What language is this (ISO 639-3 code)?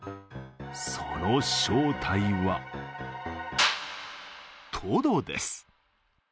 jpn